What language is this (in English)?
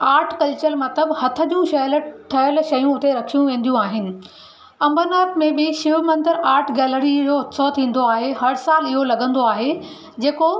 Sindhi